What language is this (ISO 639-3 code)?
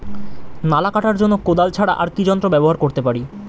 ben